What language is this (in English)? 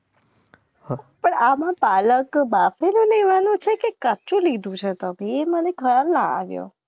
Gujarati